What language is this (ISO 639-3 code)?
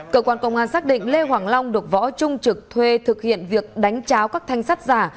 vie